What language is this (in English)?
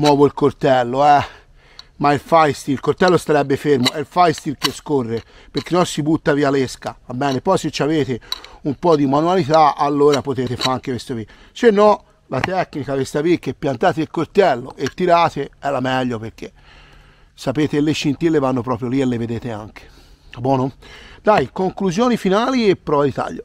Italian